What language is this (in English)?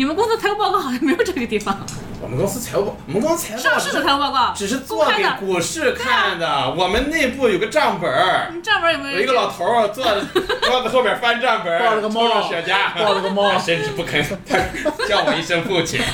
Chinese